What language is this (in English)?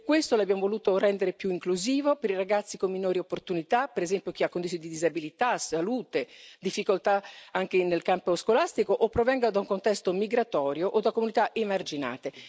Italian